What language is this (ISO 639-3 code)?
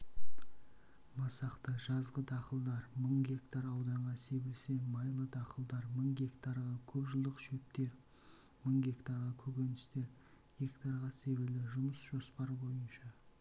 kaz